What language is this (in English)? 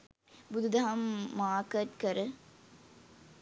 Sinhala